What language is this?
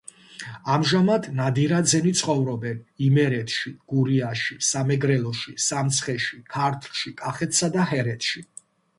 Georgian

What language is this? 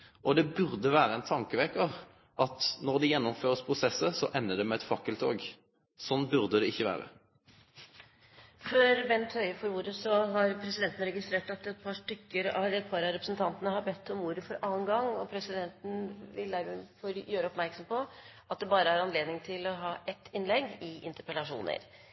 Norwegian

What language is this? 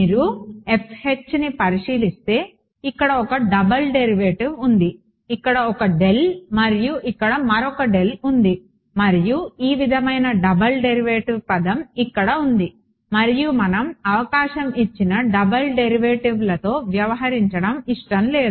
Telugu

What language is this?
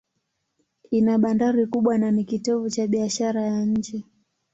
Swahili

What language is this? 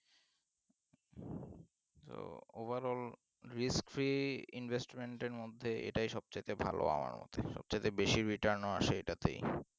Bangla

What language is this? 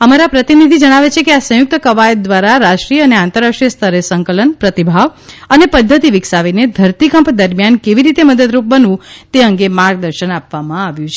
Gujarati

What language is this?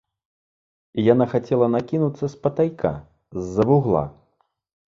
Belarusian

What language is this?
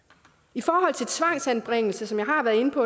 Danish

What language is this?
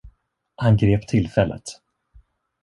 Swedish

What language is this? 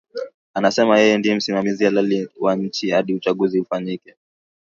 Swahili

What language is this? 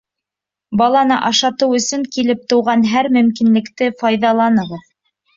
Bashkir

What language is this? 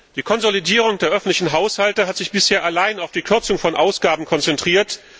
German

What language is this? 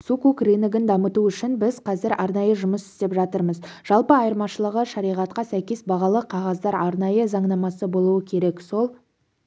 Kazakh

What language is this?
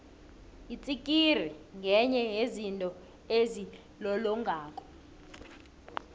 South Ndebele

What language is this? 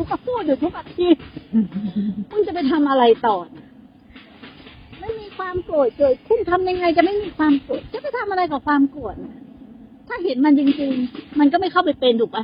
Thai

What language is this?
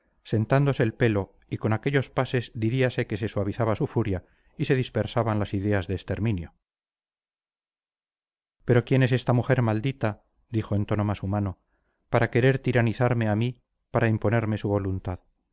Spanish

